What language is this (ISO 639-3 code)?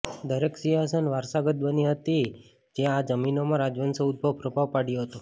guj